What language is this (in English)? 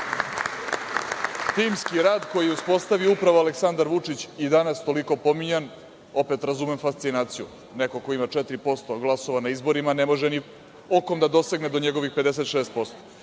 Serbian